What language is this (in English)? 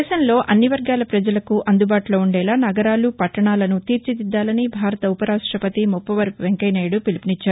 Telugu